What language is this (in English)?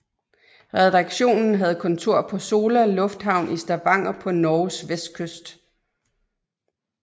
Danish